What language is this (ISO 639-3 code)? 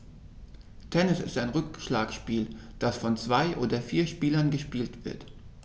deu